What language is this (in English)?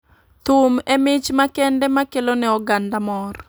Luo (Kenya and Tanzania)